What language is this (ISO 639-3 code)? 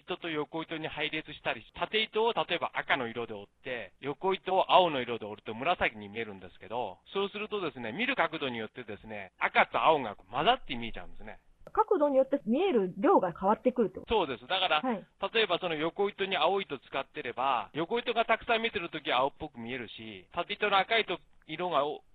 jpn